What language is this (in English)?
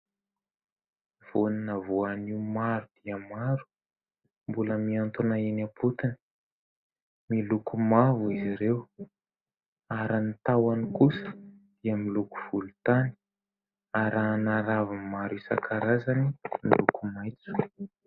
Malagasy